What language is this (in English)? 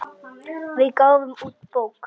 Icelandic